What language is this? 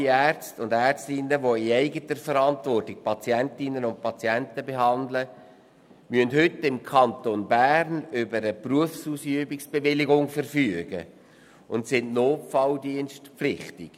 Swiss German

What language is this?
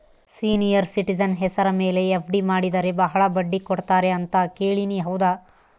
Kannada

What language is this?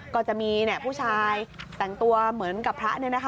Thai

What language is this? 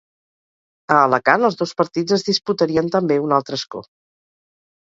Catalan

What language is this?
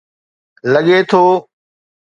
Sindhi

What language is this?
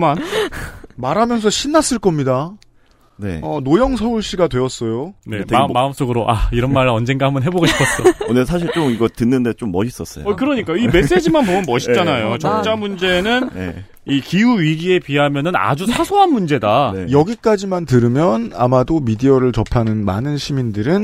Korean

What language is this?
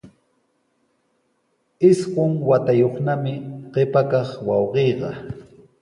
Sihuas Ancash Quechua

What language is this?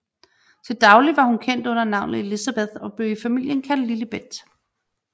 Danish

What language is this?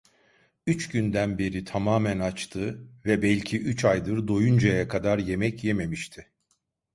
Turkish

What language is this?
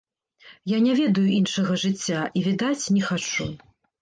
Belarusian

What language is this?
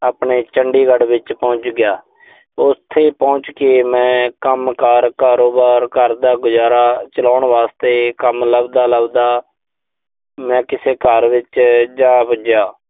Punjabi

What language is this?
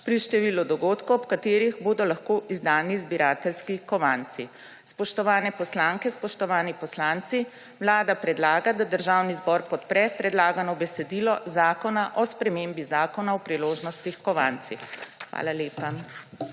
Slovenian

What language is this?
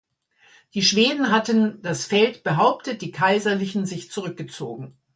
German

